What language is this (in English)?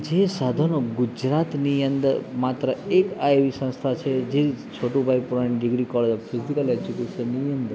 Gujarati